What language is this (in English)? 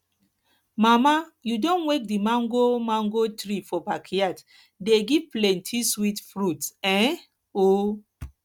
Nigerian Pidgin